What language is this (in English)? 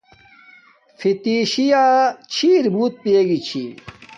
Domaaki